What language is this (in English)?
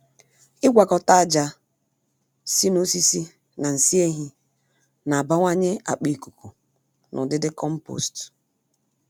Igbo